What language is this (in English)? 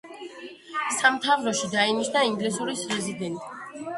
Georgian